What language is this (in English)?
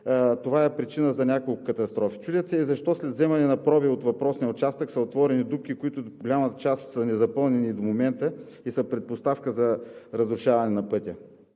Bulgarian